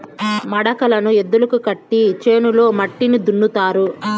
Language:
Telugu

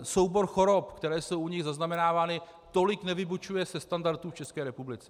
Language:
Czech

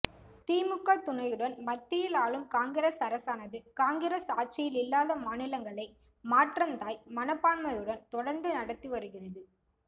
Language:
Tamil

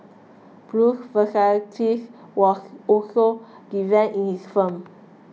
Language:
English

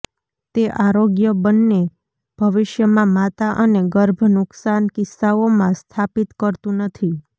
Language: Gujarati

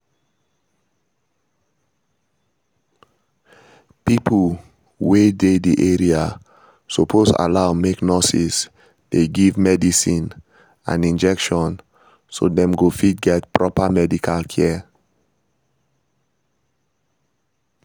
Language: Nigerian Pidgin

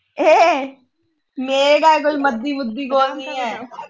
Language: Punjabi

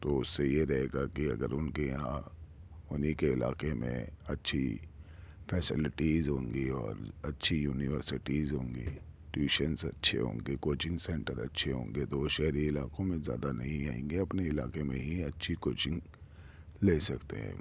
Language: Urdu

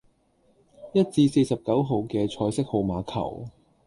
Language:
Cantonese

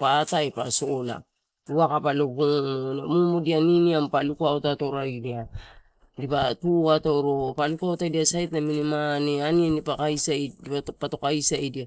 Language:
Torau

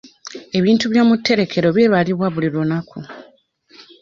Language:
Ganda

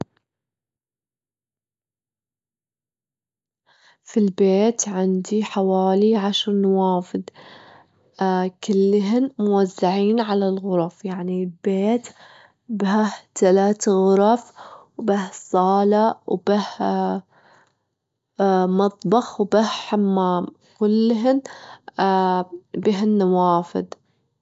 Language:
Gulf Arabic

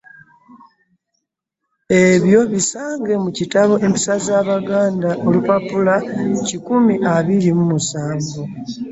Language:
Ganda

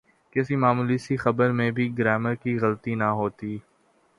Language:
Urdu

